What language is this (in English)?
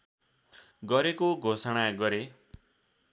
Nepali